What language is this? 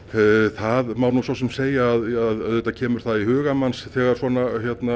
Icelandic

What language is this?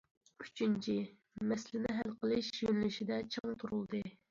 Uyghur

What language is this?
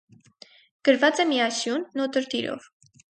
Armenian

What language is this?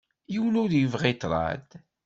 Kabyle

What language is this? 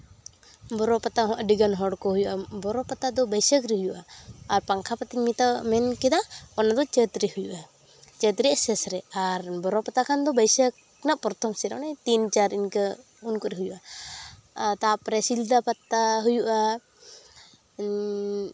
Santali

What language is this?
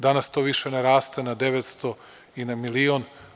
Serbian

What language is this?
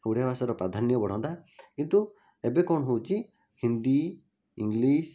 Odia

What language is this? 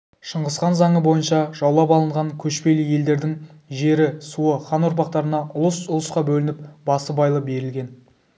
Kazakh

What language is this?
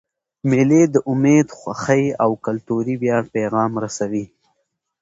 Pashto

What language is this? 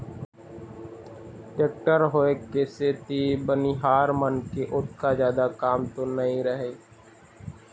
Chhattisgarhi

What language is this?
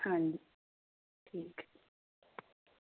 Punjabi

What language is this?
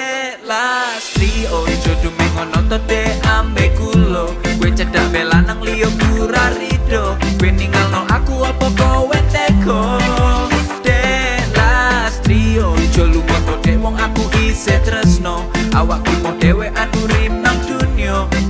Indonesian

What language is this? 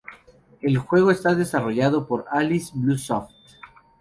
Spanish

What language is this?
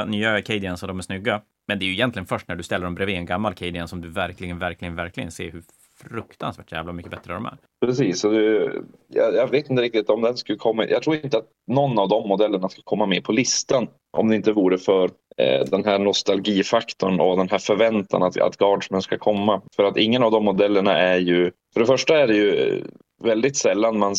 Swedish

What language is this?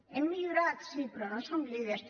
Catalan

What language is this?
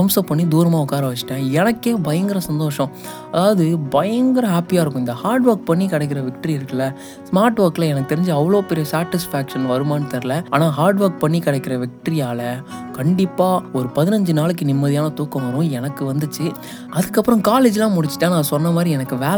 Tamil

